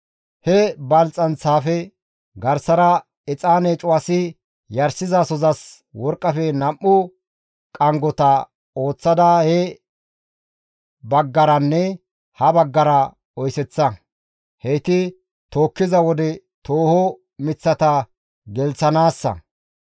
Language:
Gamo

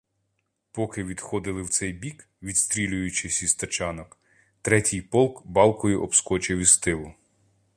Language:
Ukrainian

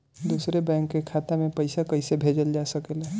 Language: Bhojpuri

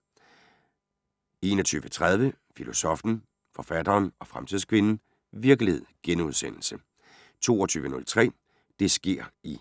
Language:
Danish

